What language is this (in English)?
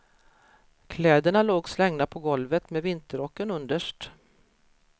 Swedish